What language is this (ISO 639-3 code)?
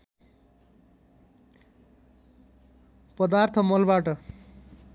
nep